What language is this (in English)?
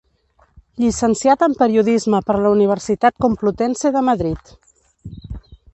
Catalan